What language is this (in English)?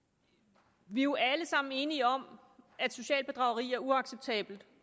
Danish